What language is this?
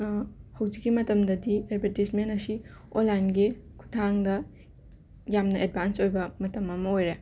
Manipuri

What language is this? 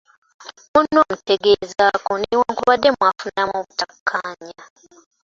Ganda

